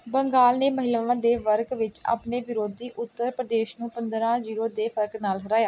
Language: Punjabi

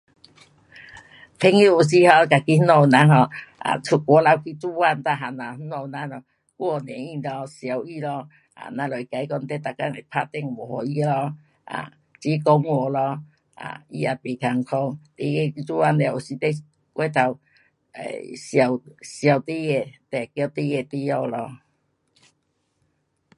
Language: Pu-Xian Chinese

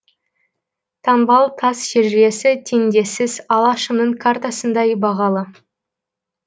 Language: Kazakh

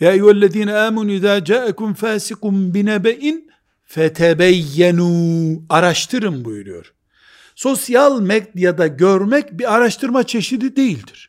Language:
Turkish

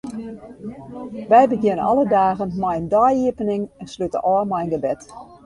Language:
Western Frisian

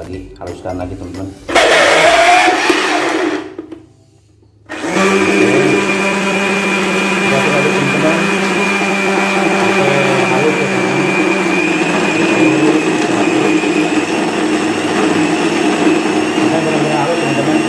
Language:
Indonesian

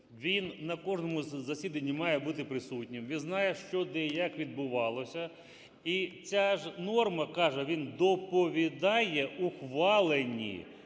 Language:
Ukrainian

